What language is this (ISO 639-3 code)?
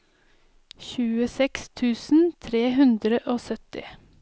nor